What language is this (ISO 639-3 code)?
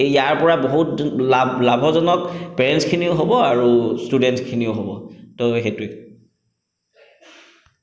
asm